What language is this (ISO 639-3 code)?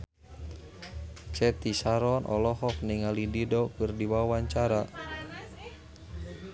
sun